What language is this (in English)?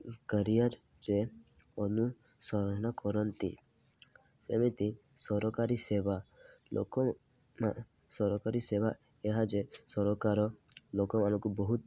Odia